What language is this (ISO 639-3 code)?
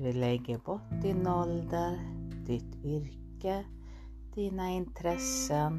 swe